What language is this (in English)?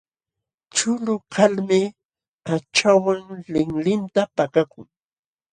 Jauja Wanca Quechua